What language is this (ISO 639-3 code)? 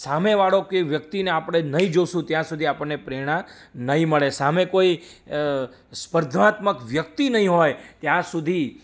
guj